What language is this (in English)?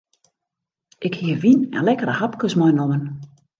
Western Frisian